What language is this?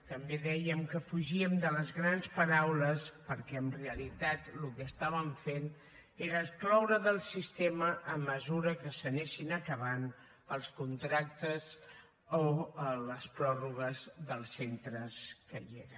Catalan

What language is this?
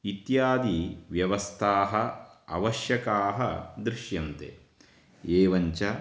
Sanskrit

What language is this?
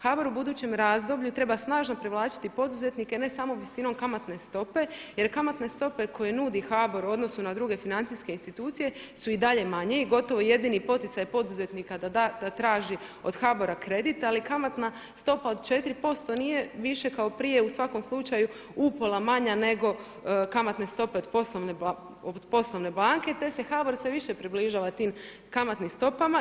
Croatian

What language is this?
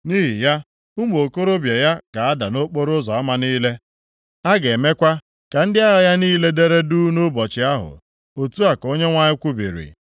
Igbo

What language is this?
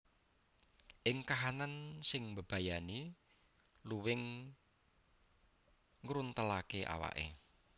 Javanese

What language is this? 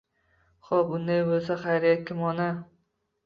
Uzbek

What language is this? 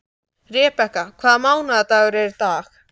Icelandic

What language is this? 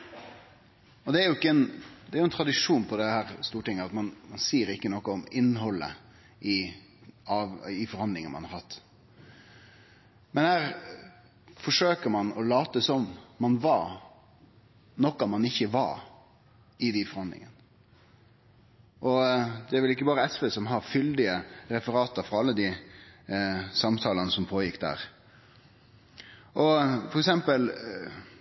Norwegian Nynorsk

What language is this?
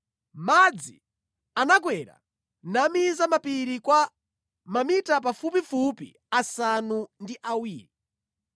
Nyanja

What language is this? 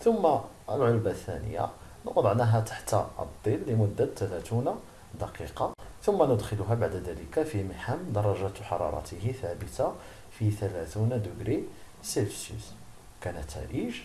Arabic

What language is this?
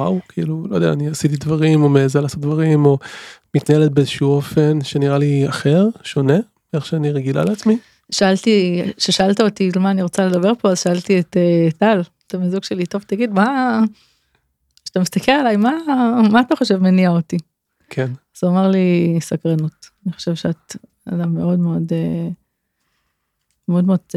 Hebrew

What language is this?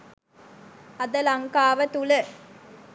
Sinhala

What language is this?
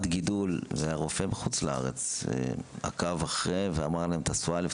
Hebrew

